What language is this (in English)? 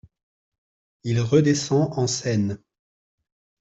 French